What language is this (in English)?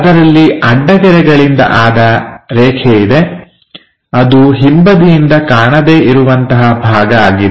Kannada